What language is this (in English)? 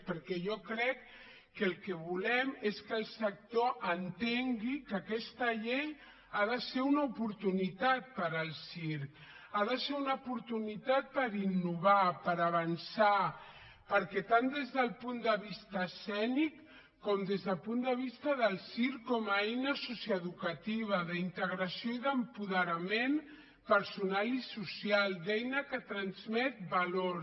Catalan